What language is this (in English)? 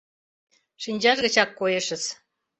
Mari